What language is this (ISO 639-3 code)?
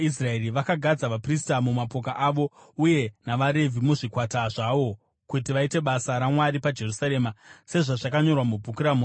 sna